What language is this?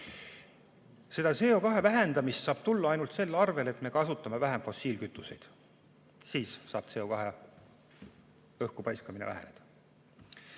Estonian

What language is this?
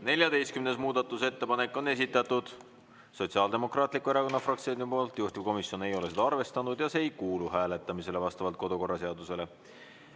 Estonian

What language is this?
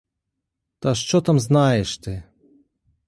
Ukrainian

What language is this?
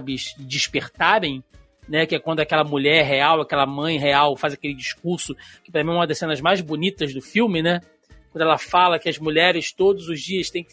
Portuguese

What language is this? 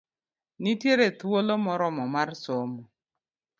Luo (Kenya and Tanzania)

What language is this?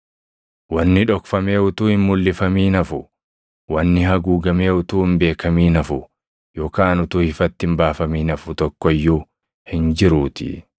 Oromo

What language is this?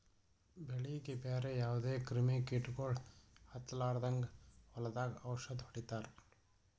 Kannada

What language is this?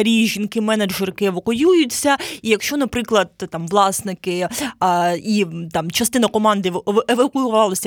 Ukrainian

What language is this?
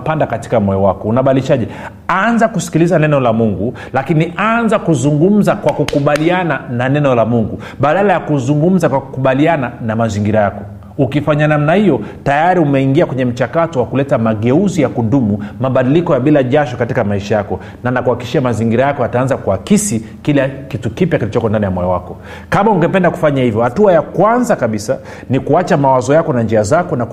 Swahili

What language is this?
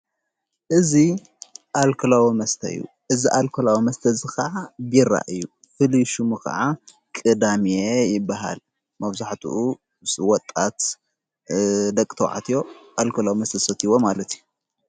Tigrinya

